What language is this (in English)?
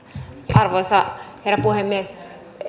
Finnish